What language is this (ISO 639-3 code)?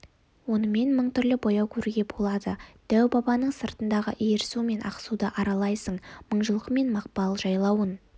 kaz